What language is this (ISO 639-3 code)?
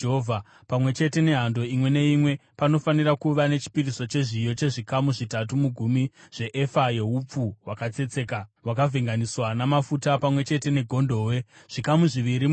sna